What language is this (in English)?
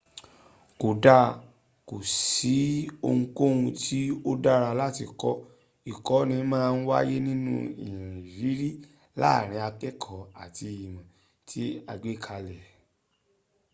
Yoruba